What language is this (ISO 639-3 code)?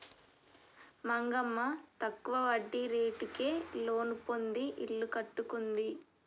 tel